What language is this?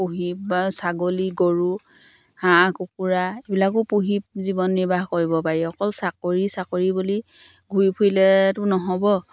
Assamese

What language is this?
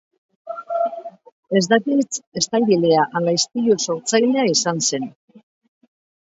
Basque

